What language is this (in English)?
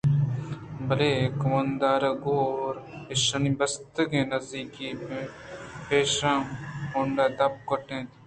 Eastern Balochi